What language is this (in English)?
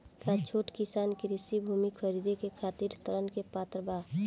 Bhojpuri